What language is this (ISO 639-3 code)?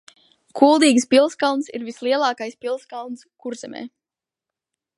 lav